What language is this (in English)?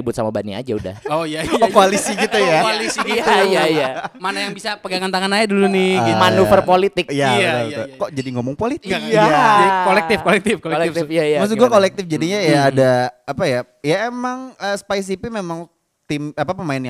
Indonesian